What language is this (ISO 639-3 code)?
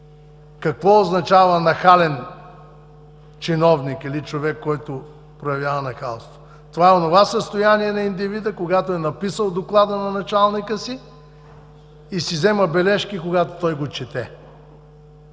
bul